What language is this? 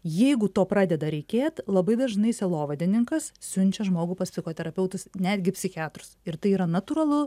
Lithuanian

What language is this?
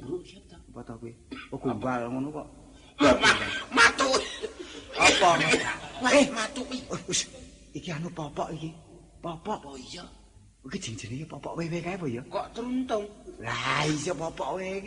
Indonesian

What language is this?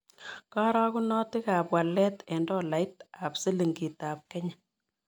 Kalenjin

